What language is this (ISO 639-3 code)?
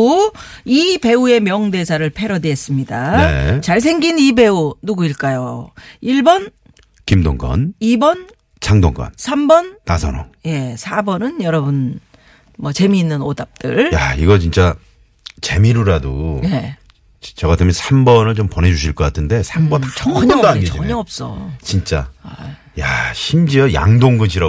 kor